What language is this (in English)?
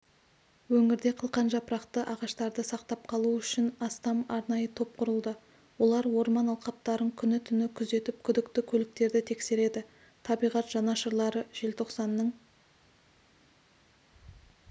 Kazakh